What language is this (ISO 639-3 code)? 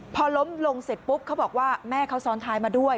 tha